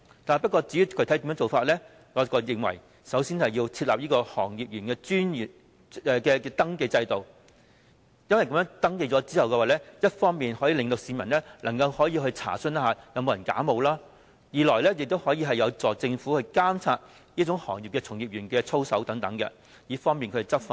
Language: Cantonese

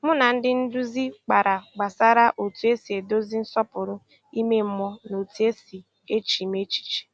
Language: Igbo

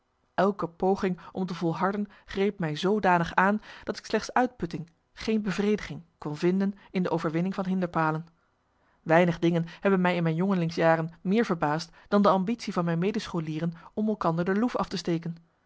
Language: Dutch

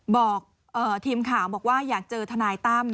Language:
Thai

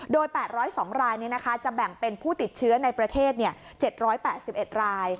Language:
Thai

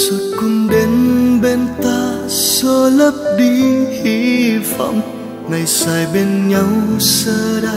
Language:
Vietnamese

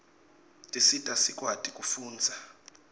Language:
Swati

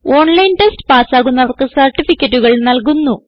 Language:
Malayalam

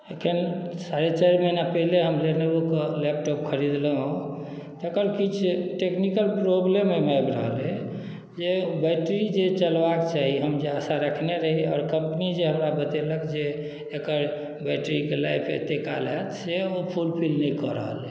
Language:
Maithili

